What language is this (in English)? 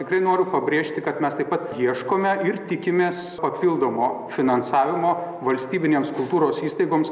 Lithuanian